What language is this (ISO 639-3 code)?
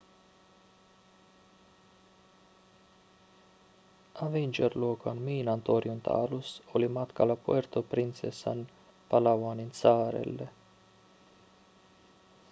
fin